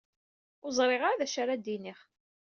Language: Kabyle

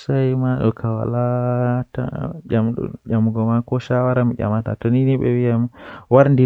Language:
Western Niger Fulfulde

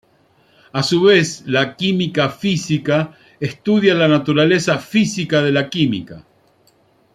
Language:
Spanish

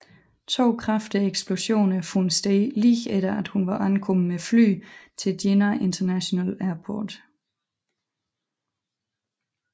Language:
Danish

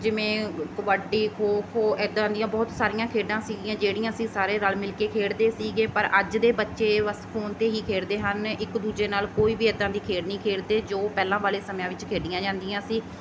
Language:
Punjabi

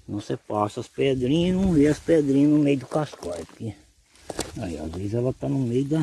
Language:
Portuguese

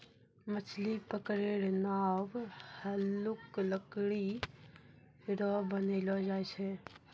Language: Maithili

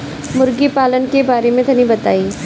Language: Bhojpuri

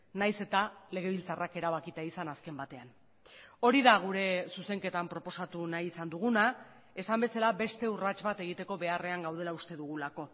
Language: Basque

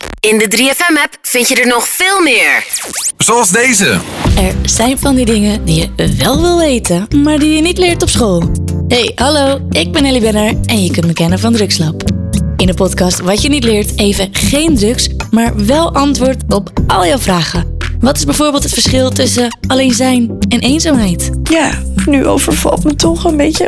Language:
Dutch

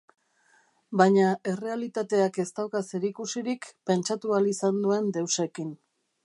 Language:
Basque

